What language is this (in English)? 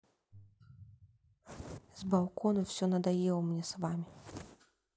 Russian